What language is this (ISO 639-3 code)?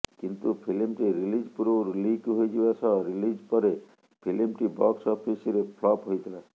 ori